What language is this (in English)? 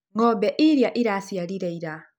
Kikuyu